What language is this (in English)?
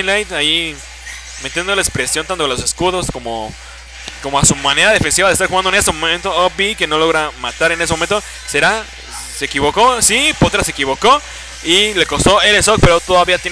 Spanish